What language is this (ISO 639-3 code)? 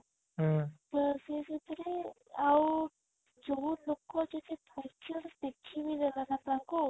ori